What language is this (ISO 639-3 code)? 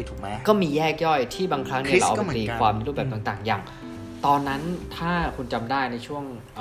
tha